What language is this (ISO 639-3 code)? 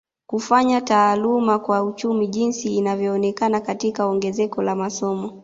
swa